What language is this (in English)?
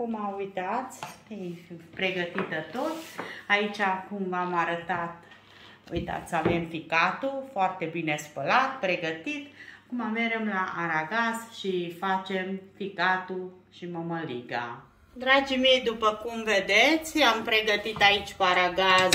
Romanian